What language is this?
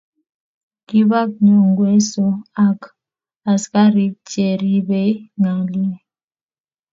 Kalenjin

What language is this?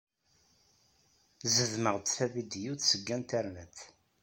Kabyle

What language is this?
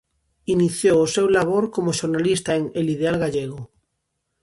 Galician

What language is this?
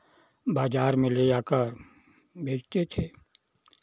Hindi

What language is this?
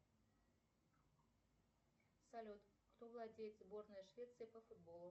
Russian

